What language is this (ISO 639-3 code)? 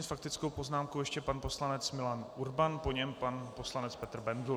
ces